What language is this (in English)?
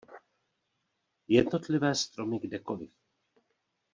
Czech